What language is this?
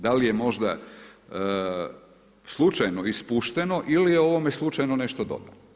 Croatian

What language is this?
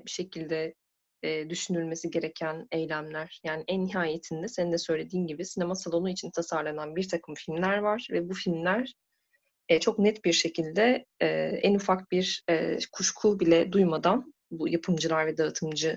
Turkish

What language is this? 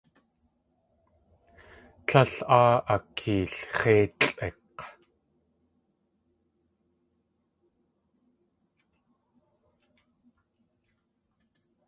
Tlingit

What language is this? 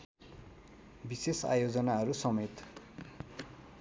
Nepali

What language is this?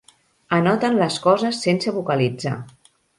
Catalan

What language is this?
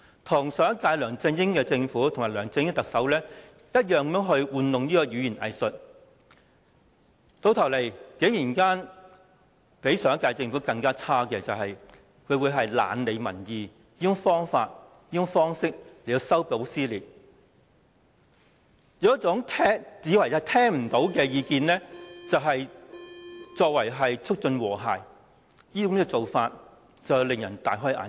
Cantonese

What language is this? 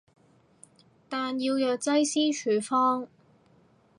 Cantonese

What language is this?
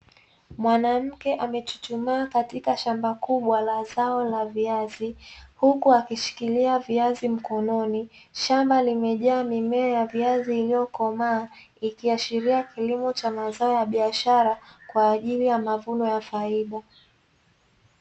Swahili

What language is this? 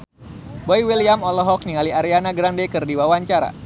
Sundanese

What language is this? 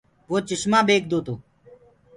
Gurgula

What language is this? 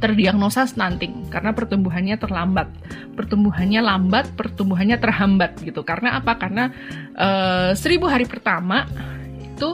Indonesian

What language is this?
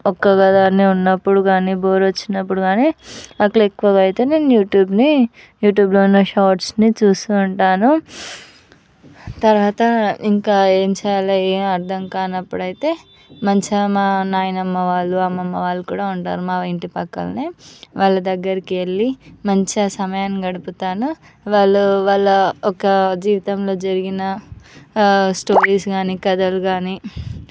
Telugu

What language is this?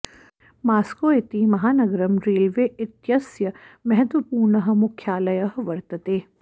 Sanskrit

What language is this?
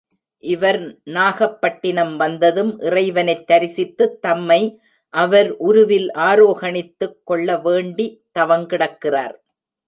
Tamil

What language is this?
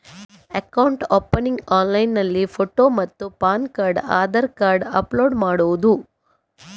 Kannada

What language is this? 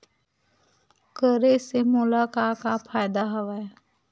Chhattisgarhi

